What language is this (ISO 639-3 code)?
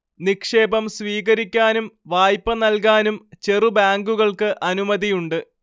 mal